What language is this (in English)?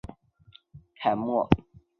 Chinese